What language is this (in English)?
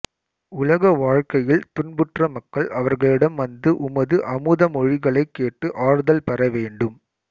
Tamil